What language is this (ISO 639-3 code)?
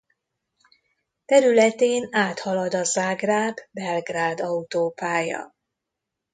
hun